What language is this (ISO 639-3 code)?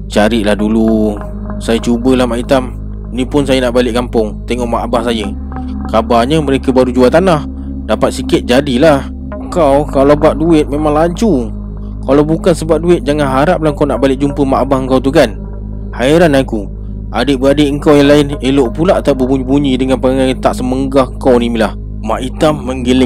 msa